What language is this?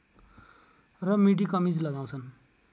Nepali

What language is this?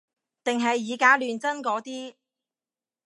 Cantonese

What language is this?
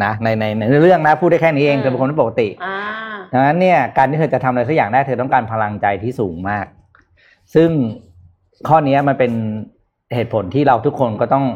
Thai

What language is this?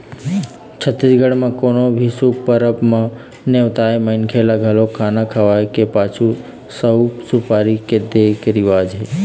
Chhattisgarhi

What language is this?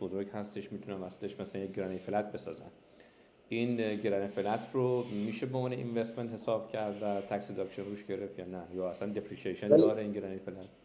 Persian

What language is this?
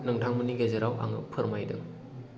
Bodo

